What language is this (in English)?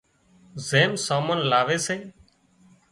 Wadiyara Koli